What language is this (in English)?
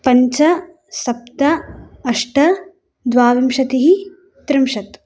Sanskrit